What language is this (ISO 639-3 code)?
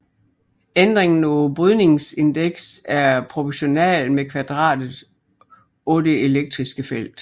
dan